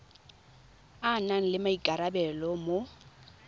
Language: Tswana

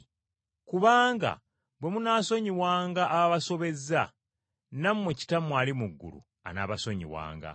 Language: Ganda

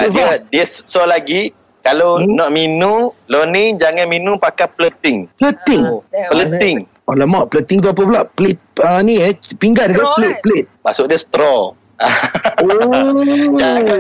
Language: Malay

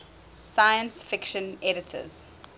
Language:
English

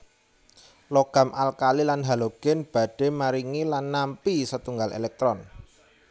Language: Javanese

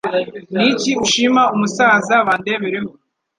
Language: Kinyarwanda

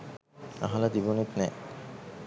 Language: Sinhala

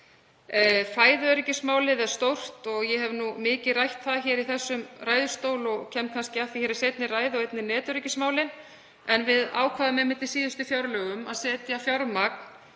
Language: Icelandic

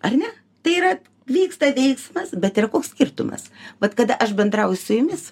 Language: Lithuanian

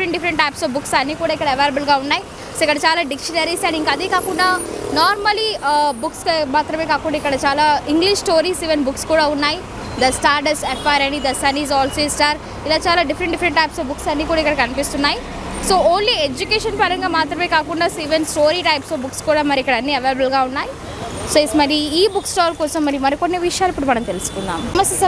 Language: Hindi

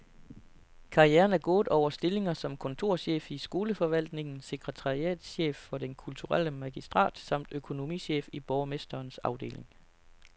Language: Danish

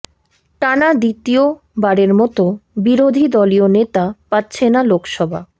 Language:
Bangla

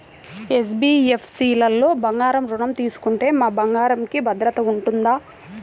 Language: Telugu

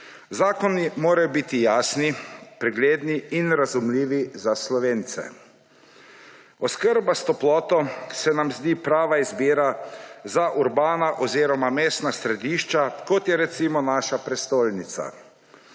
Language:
Slovenian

